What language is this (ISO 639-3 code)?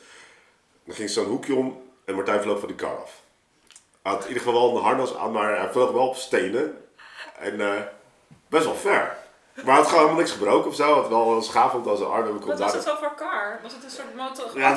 nld